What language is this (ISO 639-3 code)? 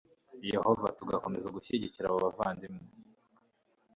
kin